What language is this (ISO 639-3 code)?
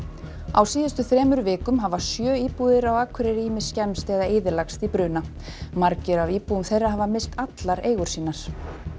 isl